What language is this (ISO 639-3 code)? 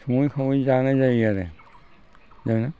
brx